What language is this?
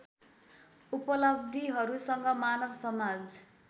Nepali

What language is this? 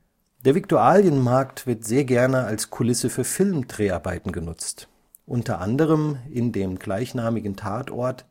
German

